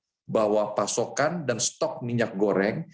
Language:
Indonesian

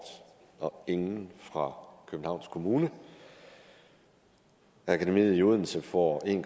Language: Danish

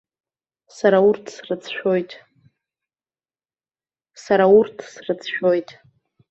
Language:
Abkhazian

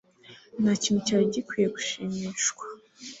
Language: Kinyarwanda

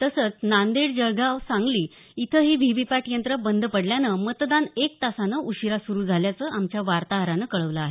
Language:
Marathi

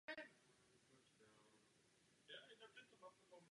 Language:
Czech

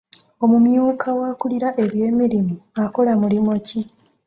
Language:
Ganda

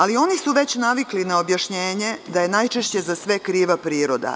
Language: Serbian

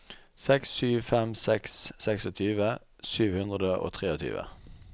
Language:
Norwegian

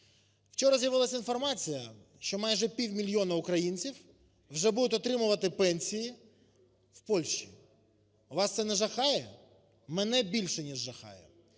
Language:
Ukrainian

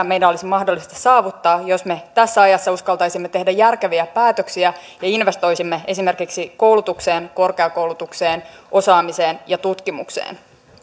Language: Finnish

